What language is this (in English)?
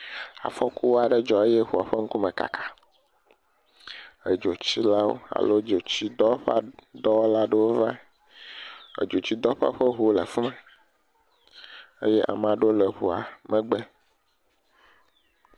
Ewe